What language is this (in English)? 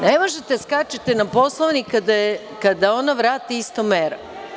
Serbian